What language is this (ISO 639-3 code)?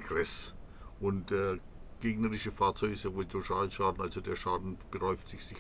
deu